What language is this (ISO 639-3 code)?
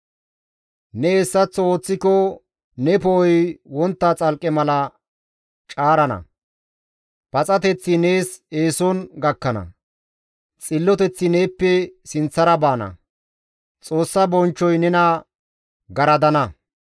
gmv